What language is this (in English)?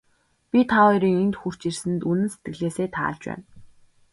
Mongolian